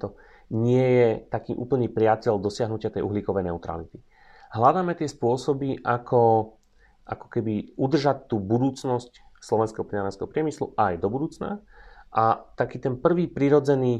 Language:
Slovak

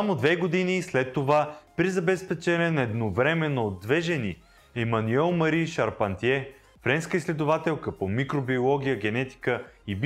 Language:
Bulgarian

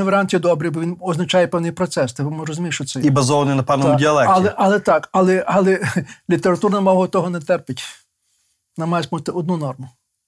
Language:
Ukrainian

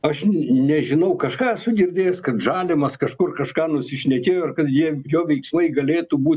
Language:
Lithuanian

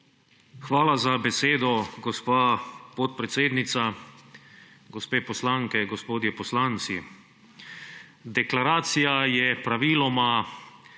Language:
Slovenian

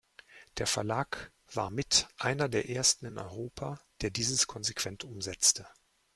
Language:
German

